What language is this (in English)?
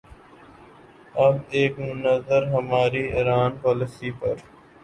Urdu